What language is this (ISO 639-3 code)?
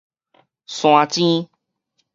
nan